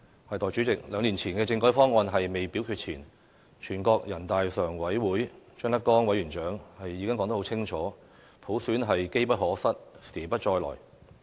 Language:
Cantonese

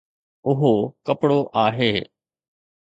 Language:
Sindhi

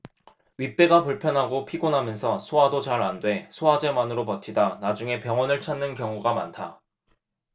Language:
Korean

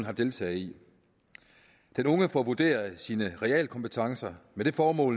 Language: Danish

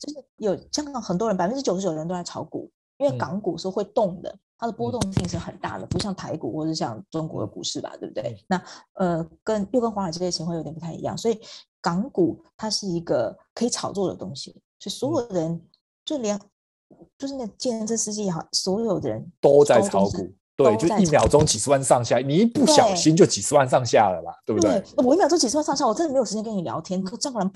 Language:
Chinese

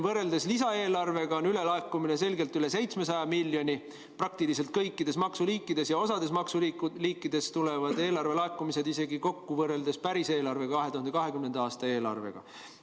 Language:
Estonian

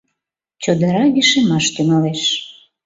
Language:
Mari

